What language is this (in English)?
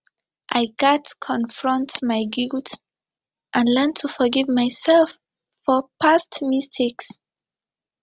Nigerian Pidgin